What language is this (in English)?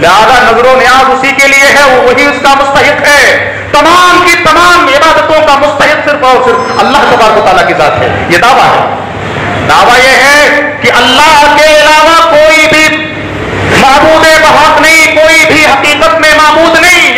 Arabic